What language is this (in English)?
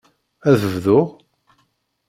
Kabyle